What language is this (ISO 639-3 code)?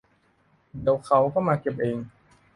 tha